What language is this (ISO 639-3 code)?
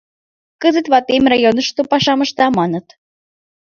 chm